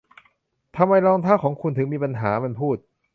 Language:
Thai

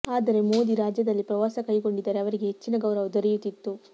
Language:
Kannada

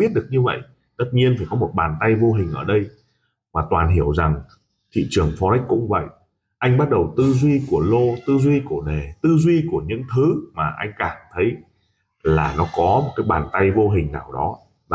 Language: Vietnamese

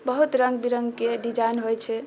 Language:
Maithili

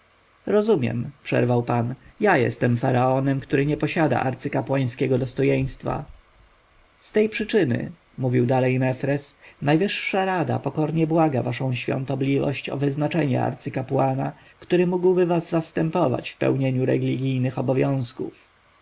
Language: Polish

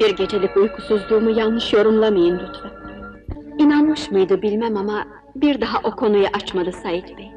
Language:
Turkish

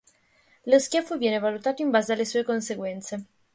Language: Italian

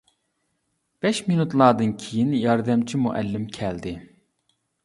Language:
Uyghur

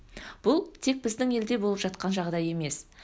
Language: Kazakh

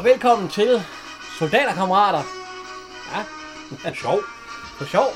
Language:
Danish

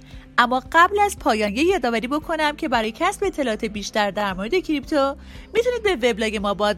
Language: Persian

